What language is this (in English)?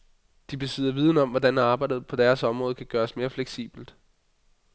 Danish